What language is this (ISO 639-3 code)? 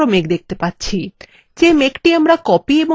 ben